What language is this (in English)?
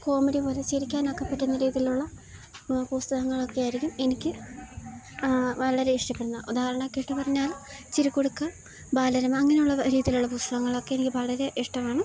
Malayalam